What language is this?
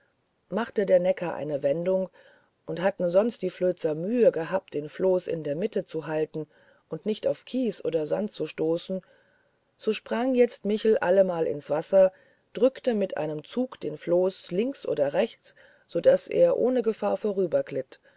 German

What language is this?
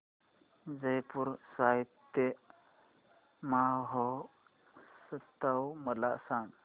Marathi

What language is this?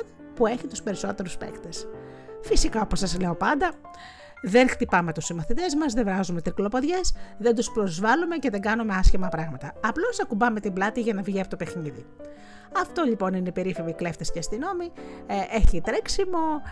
Greek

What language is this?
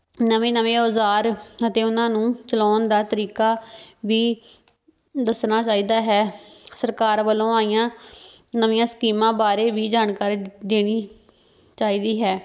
Punjabi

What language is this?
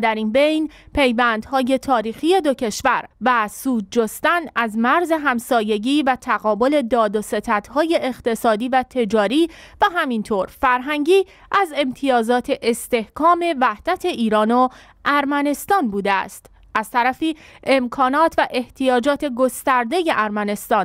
Persian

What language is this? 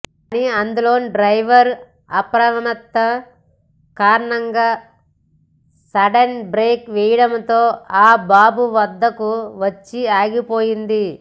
Telugu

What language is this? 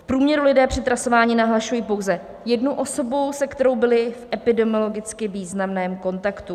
Czech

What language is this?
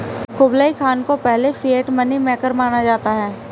Hindi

